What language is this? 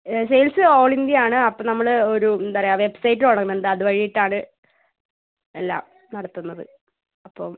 Malayalam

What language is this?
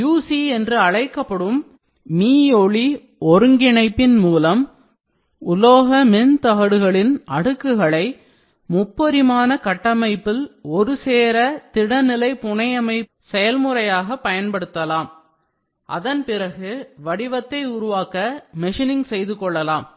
Tamil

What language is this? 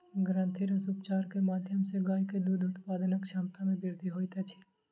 Maithili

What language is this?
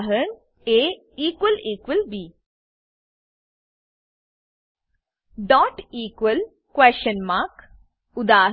Gujarati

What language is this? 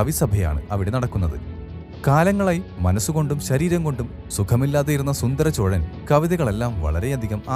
Malayalam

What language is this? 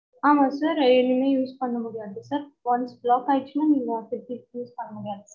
Tamil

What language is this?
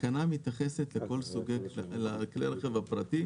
Hebrew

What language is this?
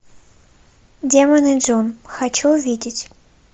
Russian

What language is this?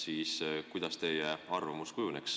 Estonian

